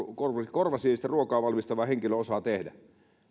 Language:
Finnish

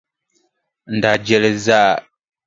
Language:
Dagbani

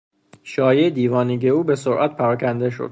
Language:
Persian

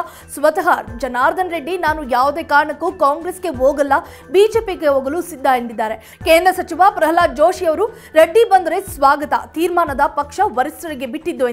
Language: Kannada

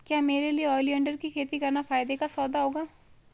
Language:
Hindi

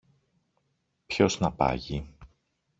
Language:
Greek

